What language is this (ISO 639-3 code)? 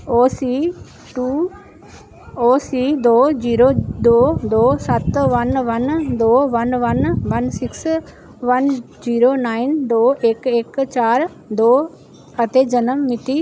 pan